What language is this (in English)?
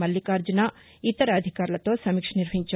Telugu